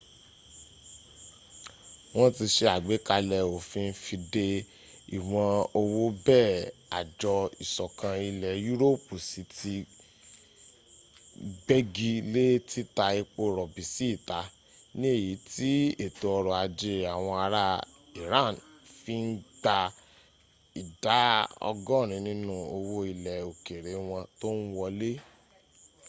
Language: Yoruba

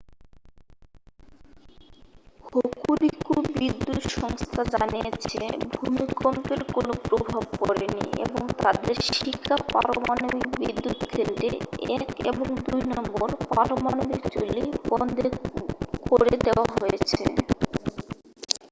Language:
Bangla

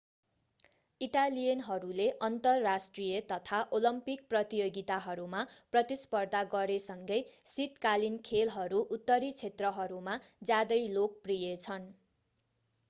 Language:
Nepali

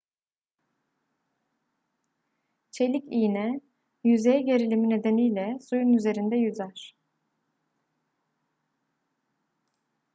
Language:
Turkish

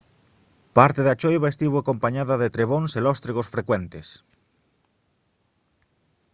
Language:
Galician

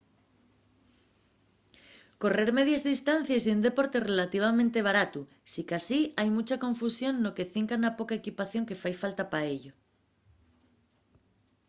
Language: Asturian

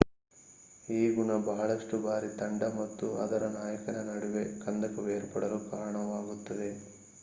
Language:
Kannada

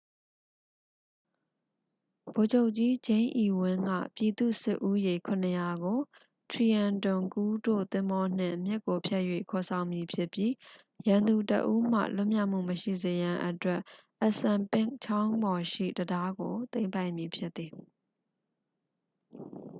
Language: Burmese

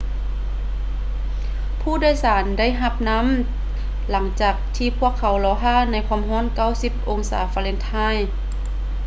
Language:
Lao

